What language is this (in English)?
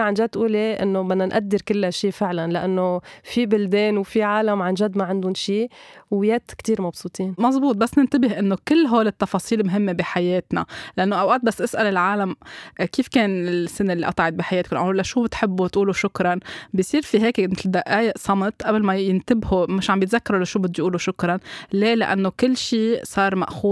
Arabic